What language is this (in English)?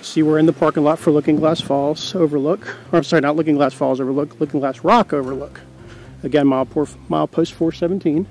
English